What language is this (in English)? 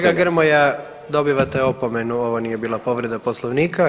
Croatian